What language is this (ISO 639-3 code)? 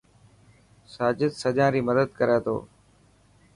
mki